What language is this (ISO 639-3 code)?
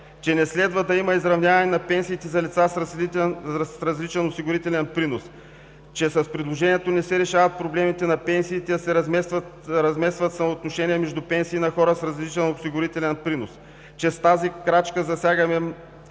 bul